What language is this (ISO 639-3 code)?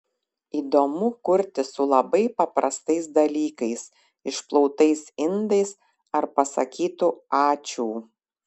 lit